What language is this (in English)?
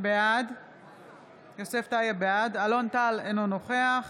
Hebrew